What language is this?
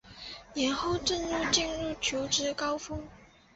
Chinese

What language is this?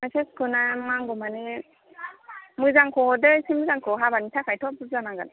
Bodo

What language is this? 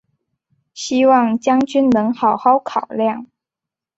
Chinese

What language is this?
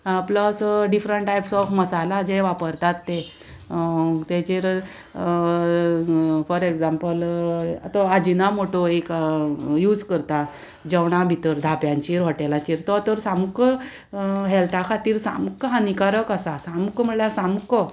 Konkani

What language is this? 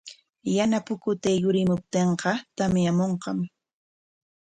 Corongo Ancash Quechua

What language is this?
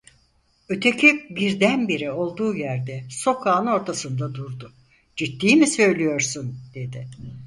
Turkish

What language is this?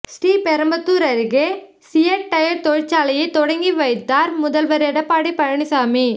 Tamil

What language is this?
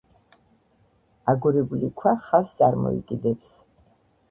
Georgian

